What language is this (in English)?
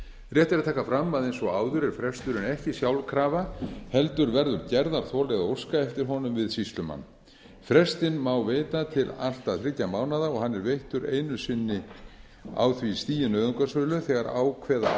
Icelandic